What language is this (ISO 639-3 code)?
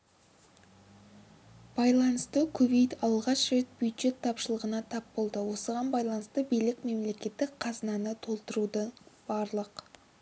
kaz